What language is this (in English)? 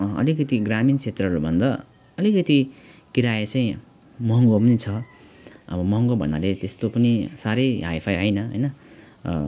Nepali